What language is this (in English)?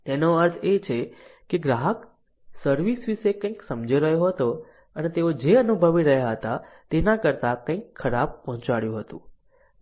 Gujarati